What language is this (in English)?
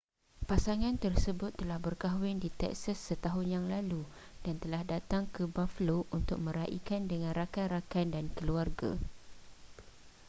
Malay